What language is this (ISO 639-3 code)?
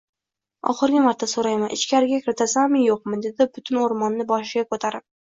uzb